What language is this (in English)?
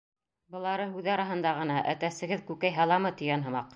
Bashkir